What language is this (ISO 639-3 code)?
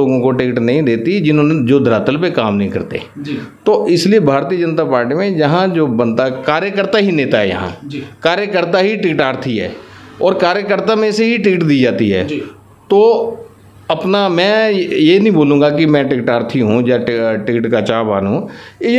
hin